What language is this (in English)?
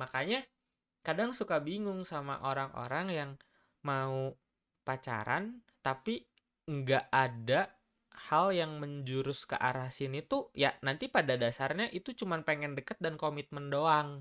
Indonesian